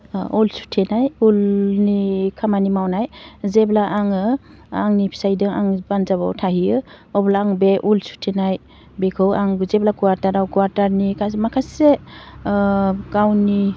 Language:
Bodo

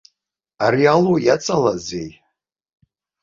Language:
Abkhazian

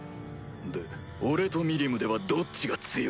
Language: Japanese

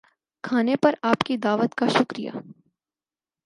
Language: Urdu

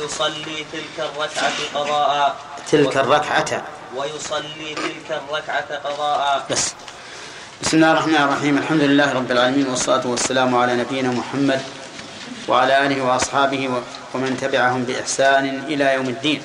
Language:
Arabic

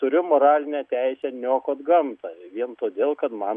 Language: Lithuanian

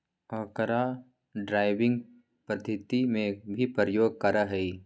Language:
Magahi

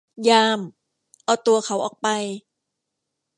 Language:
Thai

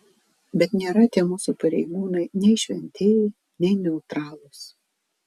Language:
Lithuanian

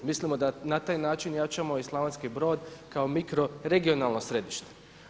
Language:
Croatian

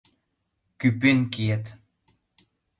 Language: Mari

